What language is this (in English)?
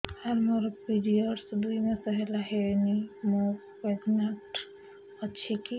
Odia